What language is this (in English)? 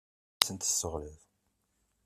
Kabyle